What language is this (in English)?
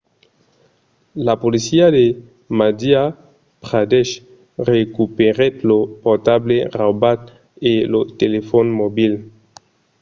Occitan